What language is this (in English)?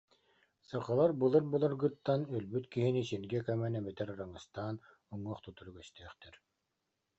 Yakut